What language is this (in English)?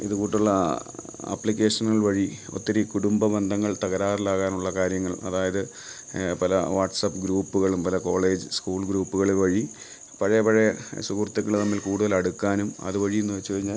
Malayalam